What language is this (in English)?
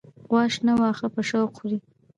Pashto